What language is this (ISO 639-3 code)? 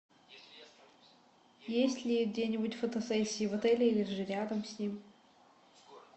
rus